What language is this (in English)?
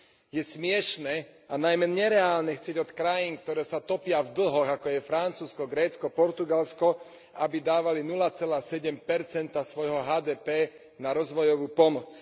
Slovak